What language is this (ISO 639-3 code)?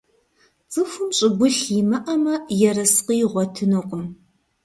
kbd